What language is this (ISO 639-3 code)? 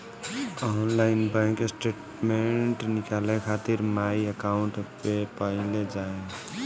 bho